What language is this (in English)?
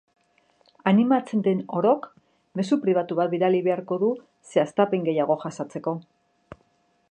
Basque